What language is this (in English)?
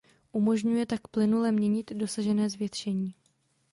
Czech